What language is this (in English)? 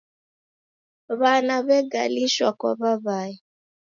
Taita